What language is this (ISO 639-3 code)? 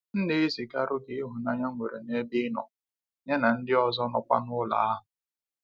ibo